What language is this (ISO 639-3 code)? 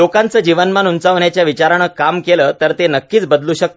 mar